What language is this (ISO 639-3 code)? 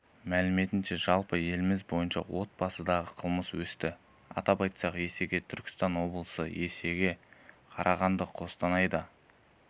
kaz